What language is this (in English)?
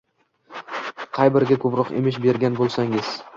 Uzbek